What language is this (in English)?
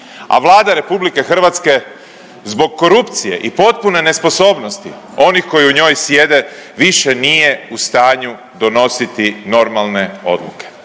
Croatian